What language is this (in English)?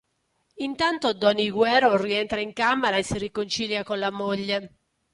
Italian